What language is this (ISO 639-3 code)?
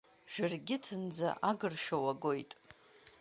abk